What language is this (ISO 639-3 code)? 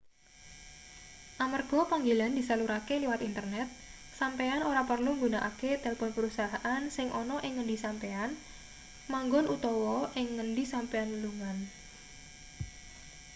jav